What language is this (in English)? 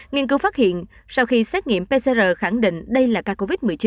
Vietnamese